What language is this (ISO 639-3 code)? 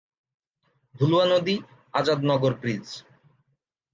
ben